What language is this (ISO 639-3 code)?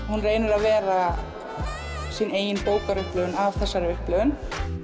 isl